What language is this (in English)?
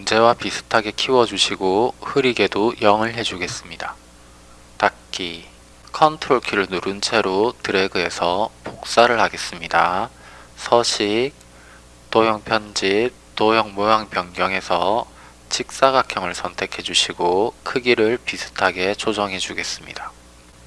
Korean